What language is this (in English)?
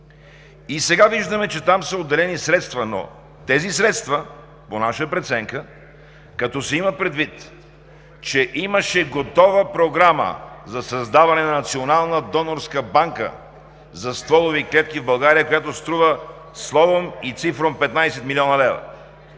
Bulgarian